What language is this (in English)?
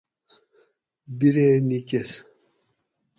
Gawri